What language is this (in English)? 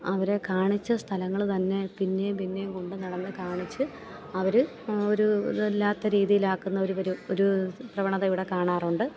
Malayalam